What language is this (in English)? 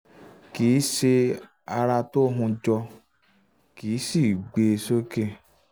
Yoruba